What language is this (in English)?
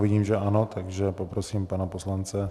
Czech